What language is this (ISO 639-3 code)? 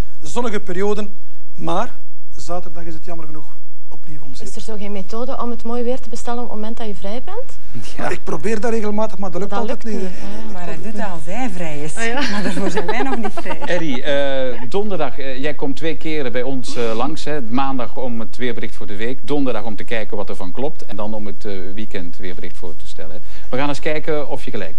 nld